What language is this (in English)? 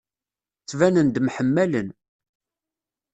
Kabyle